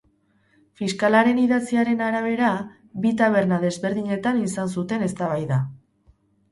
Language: Basque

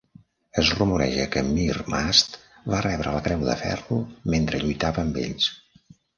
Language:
Catalan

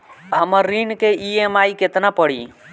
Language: Bhojpuri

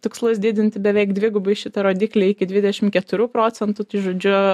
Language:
Lithuanian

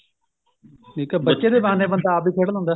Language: Punjabi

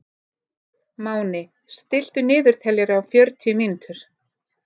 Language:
Icelandic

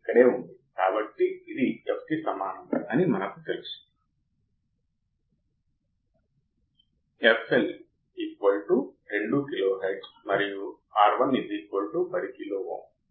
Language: Telugu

